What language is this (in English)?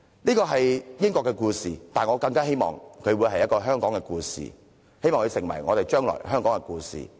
Cantonese